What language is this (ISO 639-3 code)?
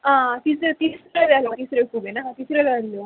kok